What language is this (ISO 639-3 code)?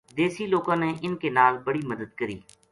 gju